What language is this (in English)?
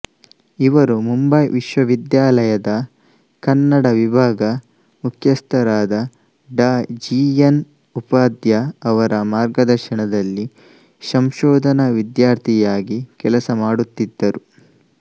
Kannada